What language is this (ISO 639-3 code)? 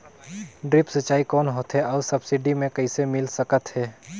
hne